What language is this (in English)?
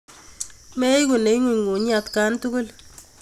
Kalenjin